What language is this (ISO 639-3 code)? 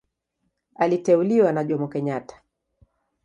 swa